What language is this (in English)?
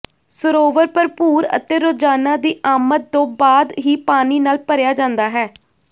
Punjabi